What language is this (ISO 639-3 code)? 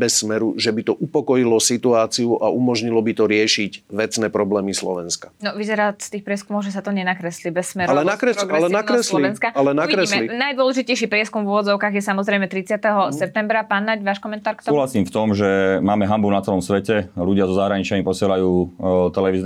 slk